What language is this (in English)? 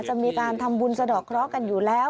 Thai